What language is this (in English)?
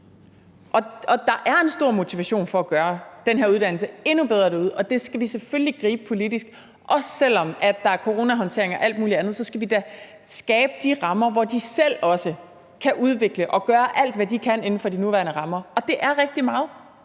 Danish